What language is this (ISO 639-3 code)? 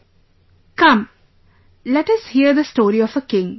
eng